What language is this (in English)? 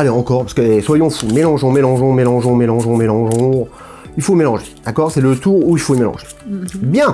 French